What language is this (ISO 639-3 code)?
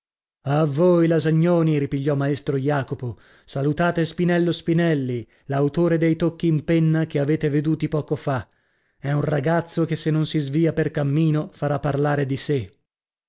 ita